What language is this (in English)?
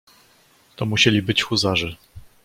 Polish